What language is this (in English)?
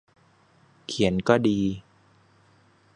Thai